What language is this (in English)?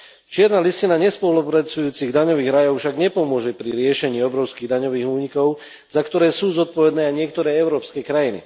Slovak